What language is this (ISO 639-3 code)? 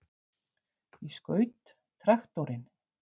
isl